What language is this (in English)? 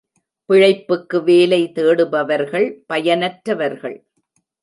Tamil